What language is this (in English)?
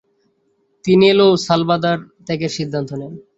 Bangla